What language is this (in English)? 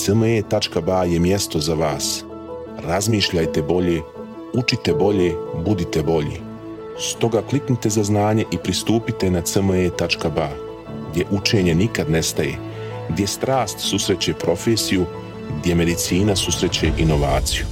Croatian